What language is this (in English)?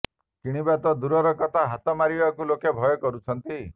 Odia